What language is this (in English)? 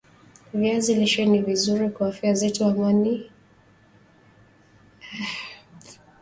Swahili